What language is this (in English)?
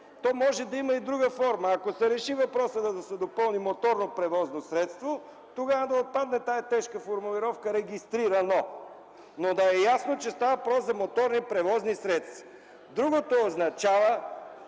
Bulgarian